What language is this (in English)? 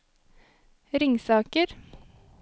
Norwegian